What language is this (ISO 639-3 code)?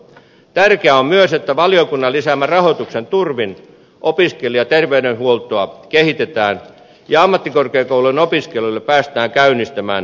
fin